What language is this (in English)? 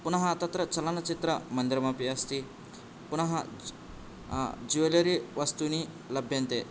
Sanskrit